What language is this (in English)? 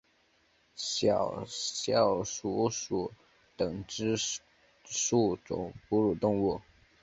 Chinese